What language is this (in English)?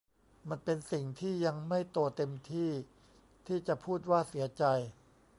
Thai